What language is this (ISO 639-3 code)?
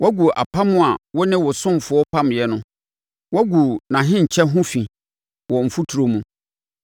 aka